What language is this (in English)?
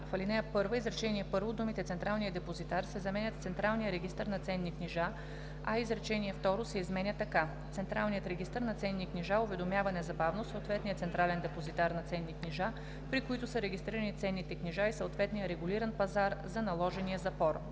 Bulgarian